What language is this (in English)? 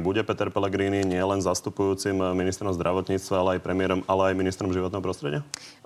Slovak